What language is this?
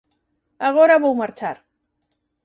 Galician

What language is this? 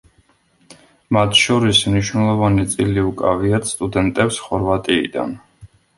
Georgian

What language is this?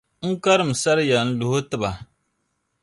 Dagbani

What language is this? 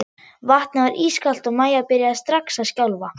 Icelandic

